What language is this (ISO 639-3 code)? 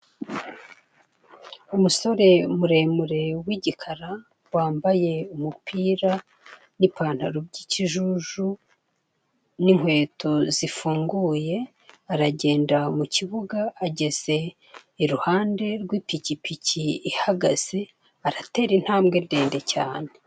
kin